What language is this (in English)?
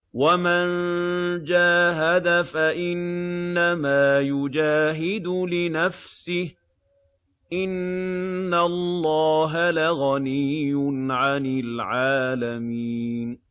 Arabic